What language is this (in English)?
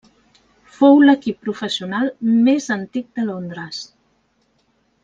Catalan